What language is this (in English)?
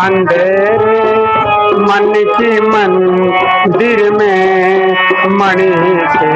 Hindi